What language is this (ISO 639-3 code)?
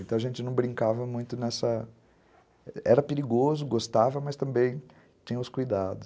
por